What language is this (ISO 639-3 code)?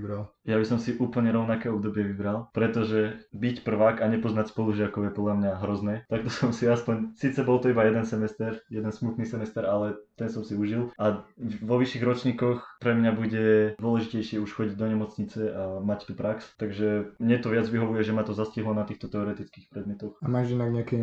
slk